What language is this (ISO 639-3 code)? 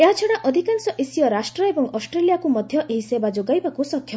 ori